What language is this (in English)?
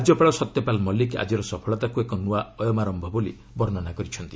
Odia